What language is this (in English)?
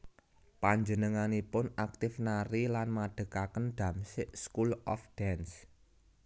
Javanese